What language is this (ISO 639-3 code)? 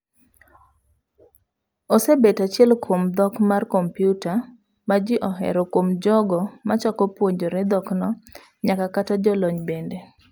luo